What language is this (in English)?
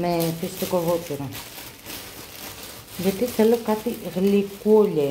Greek